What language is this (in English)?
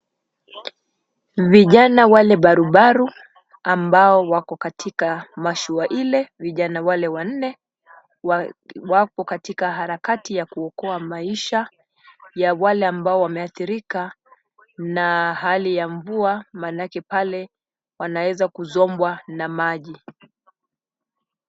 Swahili